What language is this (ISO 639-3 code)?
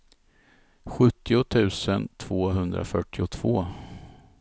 swe